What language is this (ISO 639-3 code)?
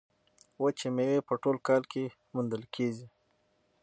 pus